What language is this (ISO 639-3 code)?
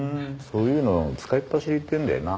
jpn